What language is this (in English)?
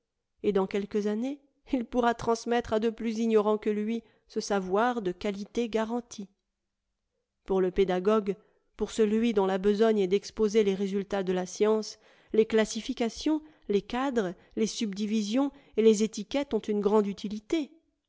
French